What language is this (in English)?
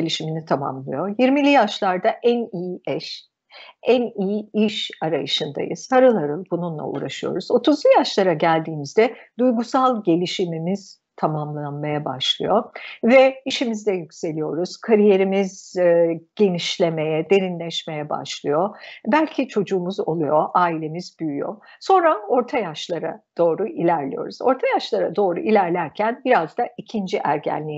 Turkish